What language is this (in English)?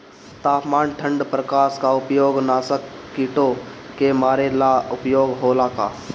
Bhojpuri